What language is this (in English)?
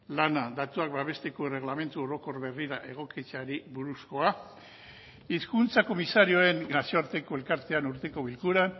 Basque